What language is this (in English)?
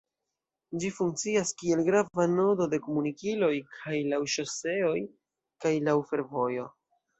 Esperanto